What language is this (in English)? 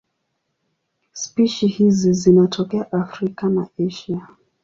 Swahili